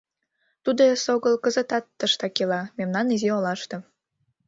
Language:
Mari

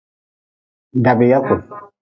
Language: Nawdm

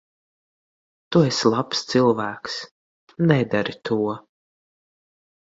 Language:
Latvian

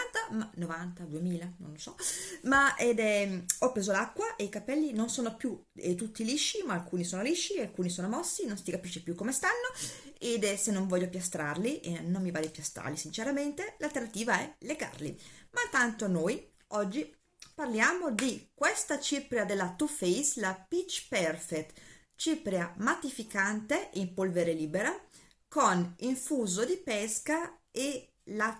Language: Italian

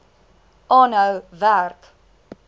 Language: Afrikaans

